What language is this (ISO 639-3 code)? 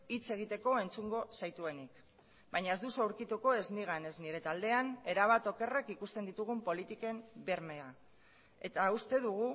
eus